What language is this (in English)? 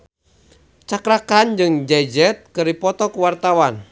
Sundanese